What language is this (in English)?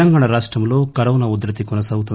Telugu